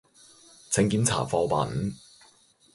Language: Cantonese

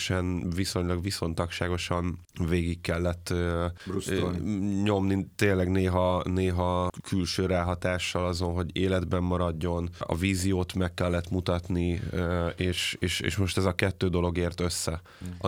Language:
Hungarian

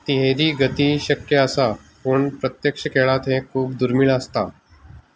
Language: Konkani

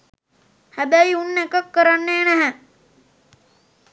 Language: Sinhala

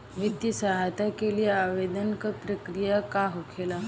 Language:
Bhojpuri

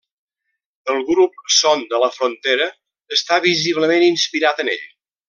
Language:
Catalan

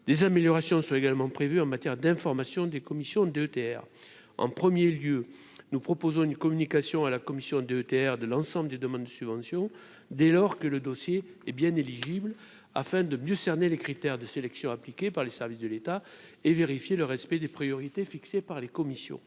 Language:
French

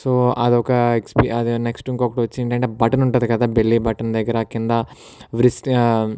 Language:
Telugu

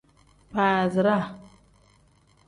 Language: Tem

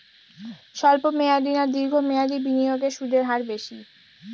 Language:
Bangla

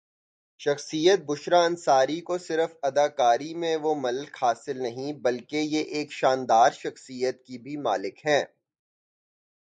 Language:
Urdu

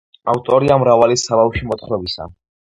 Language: Georgian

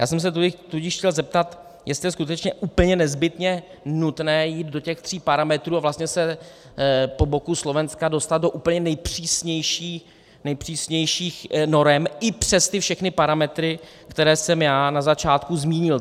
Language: Czech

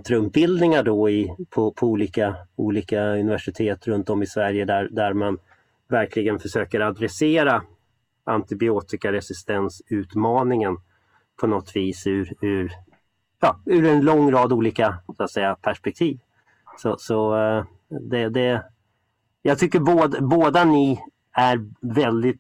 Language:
Swedish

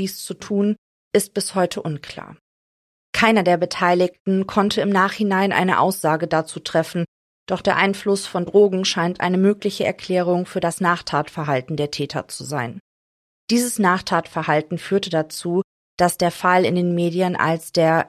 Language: German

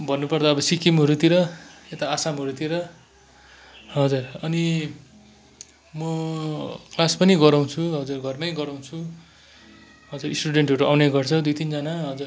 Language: Nepali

